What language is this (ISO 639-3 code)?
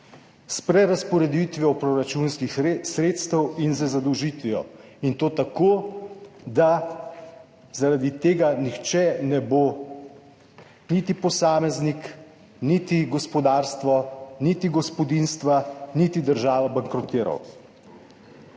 slv